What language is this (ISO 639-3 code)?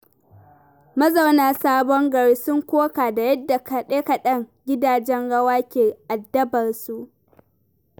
hau